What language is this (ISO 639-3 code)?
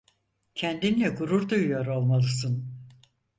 tur